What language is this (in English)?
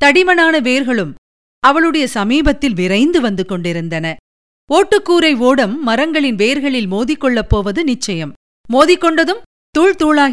Tamil